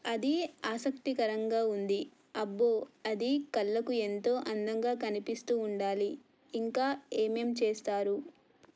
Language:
Telugu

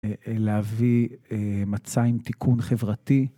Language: Hebrew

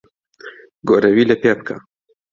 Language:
Central Kurdish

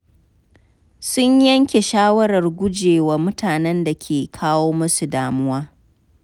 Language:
Hausa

